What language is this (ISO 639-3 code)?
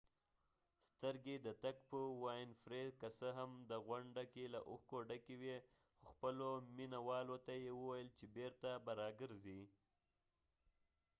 pus